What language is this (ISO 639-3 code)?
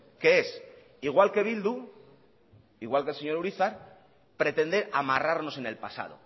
spa